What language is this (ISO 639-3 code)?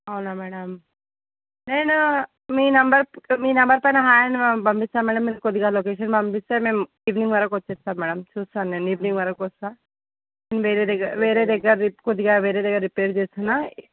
tel